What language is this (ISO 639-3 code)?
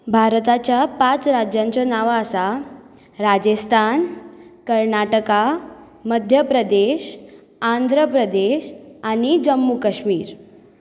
kok